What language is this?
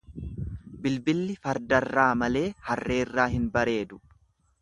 Oromo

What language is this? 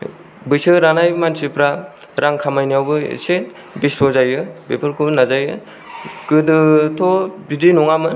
Bodo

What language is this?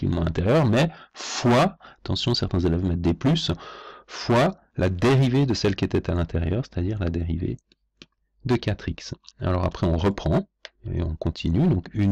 French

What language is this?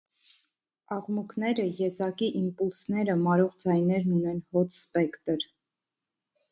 Armenian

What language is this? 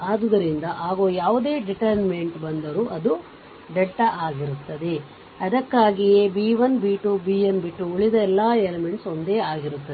Kannada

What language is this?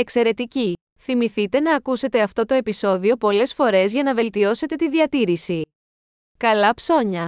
Greek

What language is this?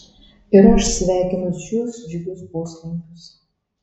Lithuanian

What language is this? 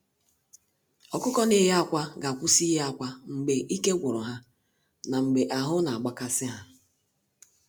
Igbo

